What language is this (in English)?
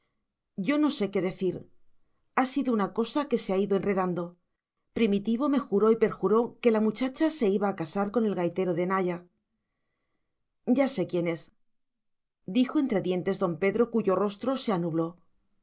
Spanish